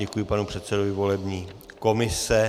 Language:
Czech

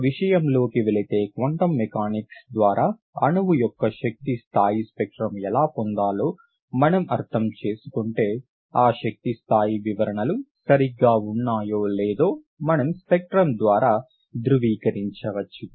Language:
Telugu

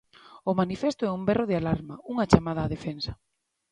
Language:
Galician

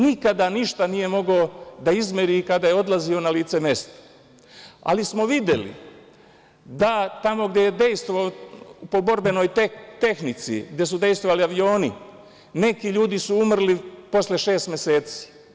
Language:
Serbian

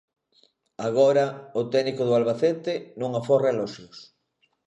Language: Galician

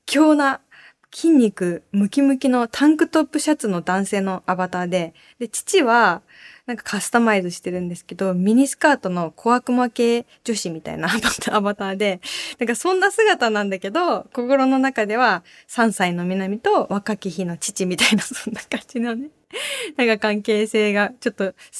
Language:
Japanese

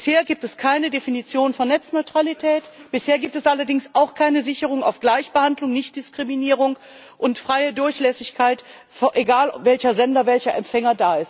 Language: German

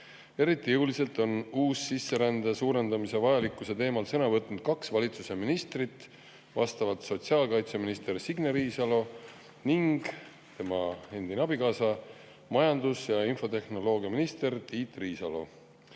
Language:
Estonian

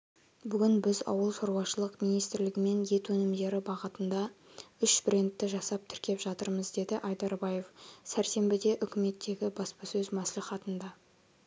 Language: Kazakh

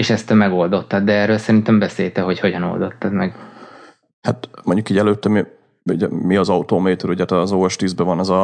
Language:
Hungarian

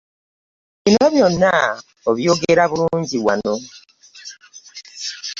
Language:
Ganda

